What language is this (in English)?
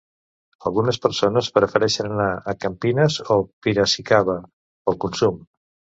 Catalan